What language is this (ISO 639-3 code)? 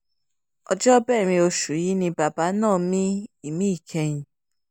yor